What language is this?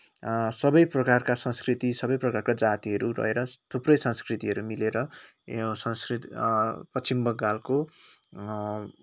Nepali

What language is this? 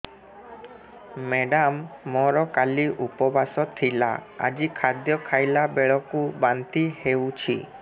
Odia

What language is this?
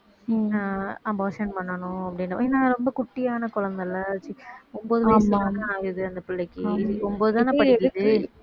Tamil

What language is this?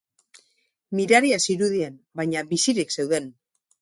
Basque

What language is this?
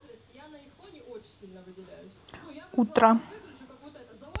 Russian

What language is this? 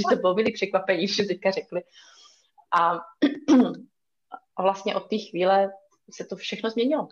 Czech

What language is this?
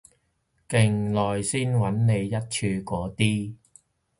Cantonese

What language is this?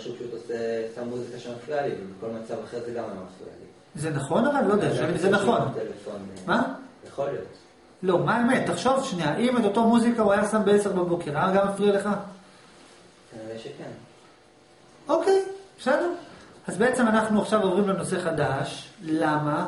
Hebrew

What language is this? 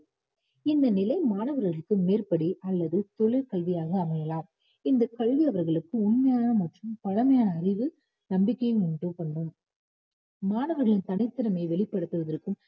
Tamil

